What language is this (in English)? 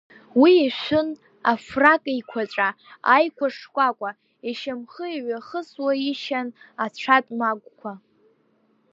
Abkhazian